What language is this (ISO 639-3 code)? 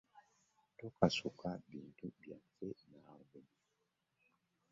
lug